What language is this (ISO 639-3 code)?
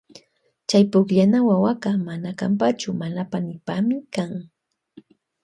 qvj